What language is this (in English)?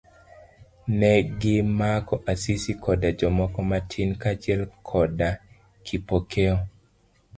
Luo (Kenya and Tanzania)